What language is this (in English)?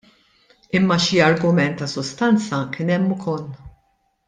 Maltese